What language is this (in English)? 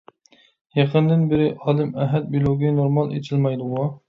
Uyghur